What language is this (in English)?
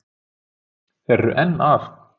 Icelandic